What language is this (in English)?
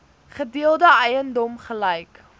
Afrikaans